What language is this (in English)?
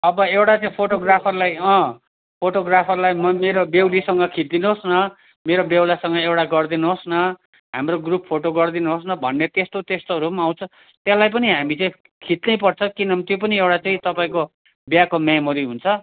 Nepali